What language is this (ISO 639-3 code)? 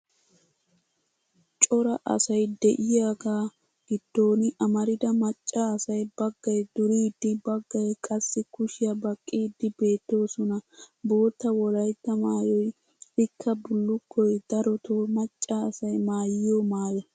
wal